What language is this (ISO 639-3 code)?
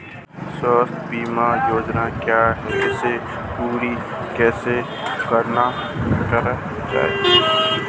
hin